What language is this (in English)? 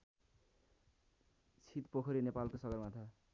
Nepali